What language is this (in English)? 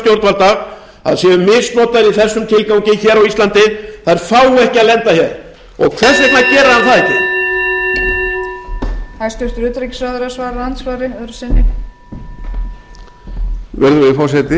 Icelandic